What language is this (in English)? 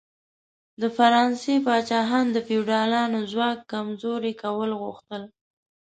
Pashto